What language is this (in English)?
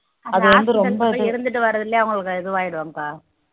Tamil